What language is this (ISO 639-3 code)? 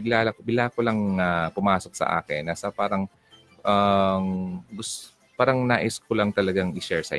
fil